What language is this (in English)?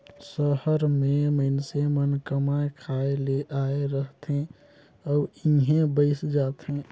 Chhattisgarhi